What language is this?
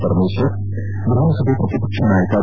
Kannada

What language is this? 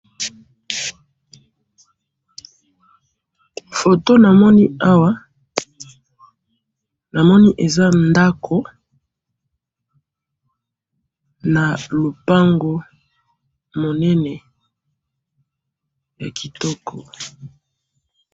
Lingala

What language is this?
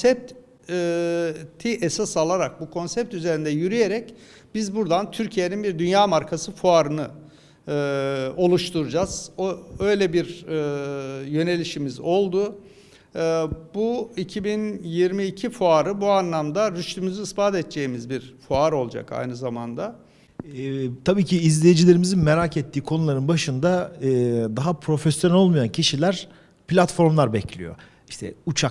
Turkish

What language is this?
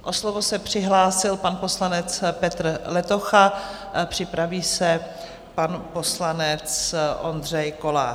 Czech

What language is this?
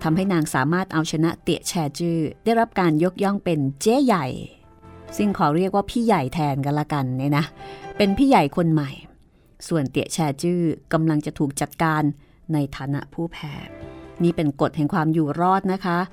Thai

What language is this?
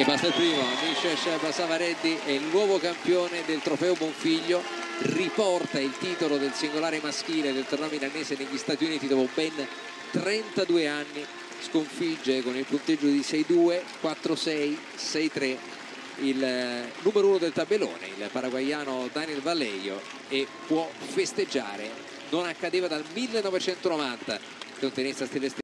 Italian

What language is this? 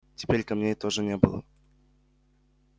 Russian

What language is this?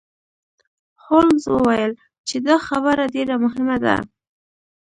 Pashto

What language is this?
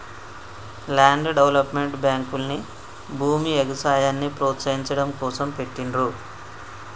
Telugu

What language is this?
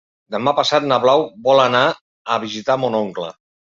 Catalan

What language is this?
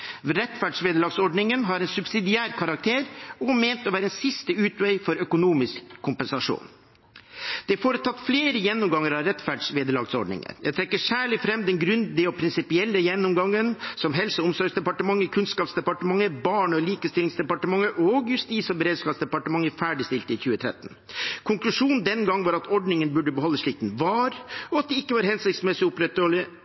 Norwegian Bokmål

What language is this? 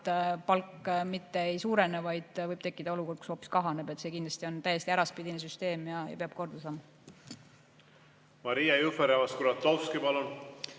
Estonian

